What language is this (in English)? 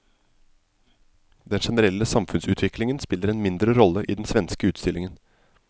Norwegian